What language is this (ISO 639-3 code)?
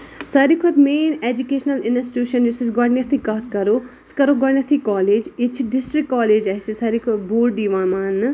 kas